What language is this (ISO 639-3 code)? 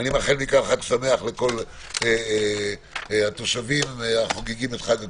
heb